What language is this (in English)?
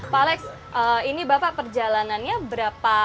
Indonesian